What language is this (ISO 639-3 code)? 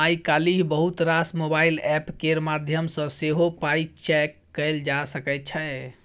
mai